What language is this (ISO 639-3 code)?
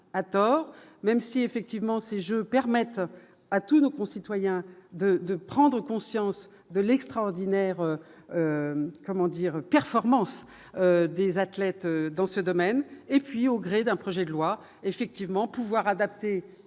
fra